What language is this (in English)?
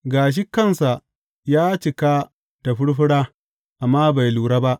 Hausa